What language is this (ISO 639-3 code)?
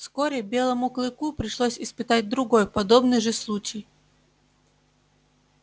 rus